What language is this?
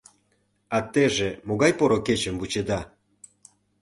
Mari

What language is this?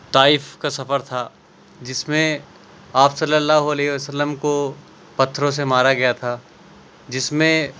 Urdu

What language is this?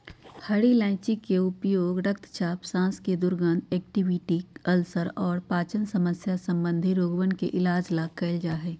Magahi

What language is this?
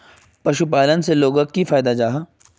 Magahi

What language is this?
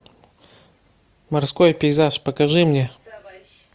Russian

